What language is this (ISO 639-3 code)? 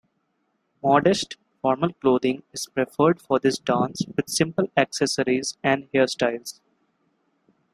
eng